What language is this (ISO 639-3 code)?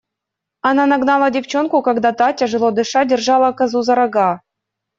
rus